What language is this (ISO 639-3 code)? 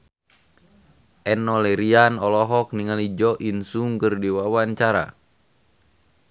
sun